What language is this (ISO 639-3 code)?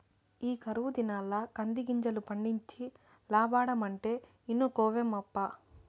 tel